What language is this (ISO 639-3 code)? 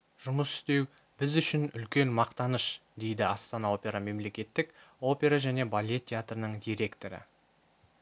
kaz